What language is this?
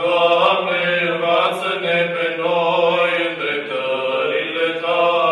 Romanian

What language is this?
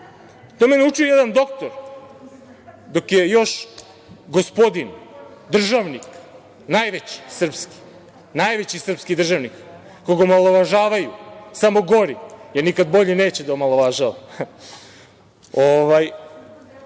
Serbian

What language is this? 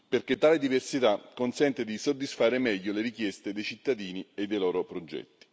Italian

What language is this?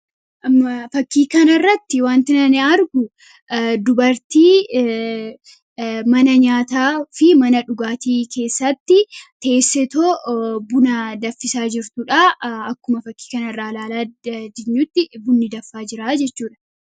Oromo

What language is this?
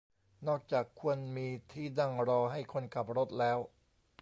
Thai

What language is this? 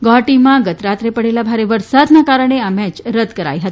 Gujarati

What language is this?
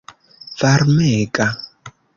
Esperanto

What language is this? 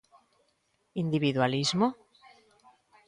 Galician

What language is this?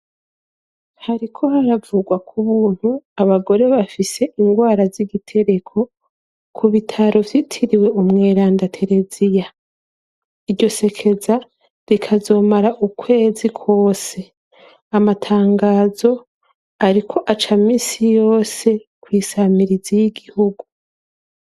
Rundi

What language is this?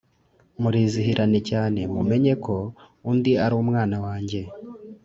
Kinyarwanda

